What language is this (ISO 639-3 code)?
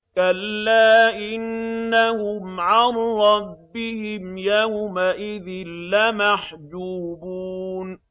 ara